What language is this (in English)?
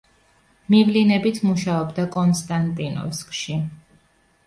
Georgian